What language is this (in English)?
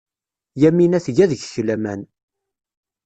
Kabyle